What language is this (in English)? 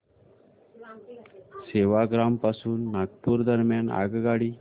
Marathi